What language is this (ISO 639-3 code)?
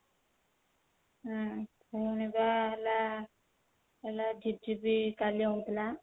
ori